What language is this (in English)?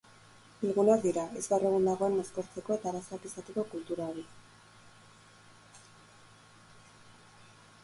Basque